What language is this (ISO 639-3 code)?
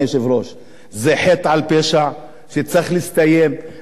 heb